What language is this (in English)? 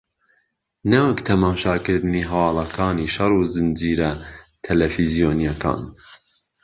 Central Kurdish